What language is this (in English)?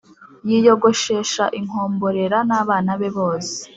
Kinyarwanda